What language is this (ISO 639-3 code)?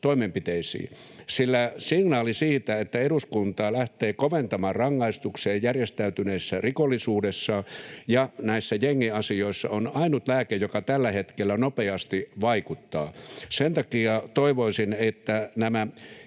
fin